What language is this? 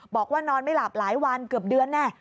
Thai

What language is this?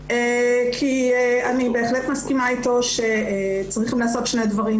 Hebrew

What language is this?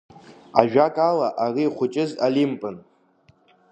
Abkhazian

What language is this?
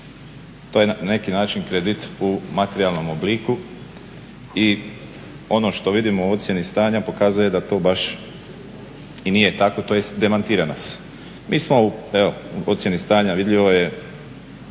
Croatian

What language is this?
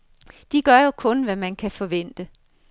Danish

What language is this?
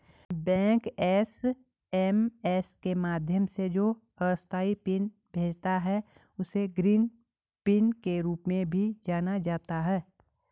Hindi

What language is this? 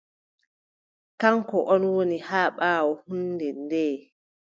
Adamawa Fulfulde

